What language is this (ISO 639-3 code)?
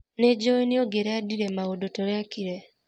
kik